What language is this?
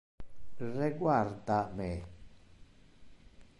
Interlingua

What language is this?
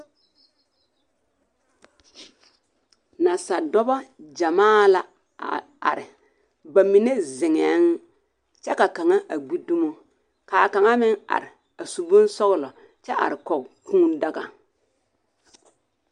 Southern Dagaare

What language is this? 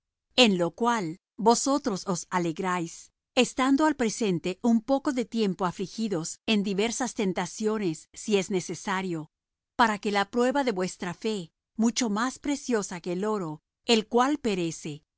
Spanish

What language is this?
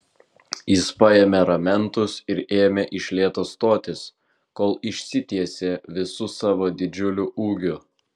Lithuanian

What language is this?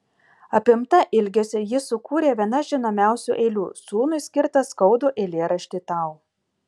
Lithuanian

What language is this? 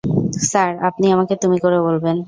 Bangla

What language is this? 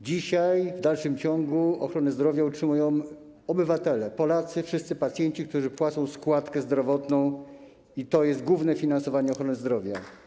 Polish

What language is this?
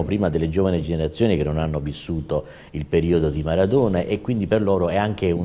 Italian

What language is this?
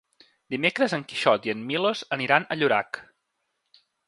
Catalan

